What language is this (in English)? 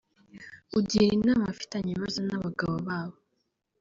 Kinyarwanda